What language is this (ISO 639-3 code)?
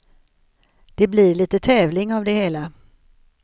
swe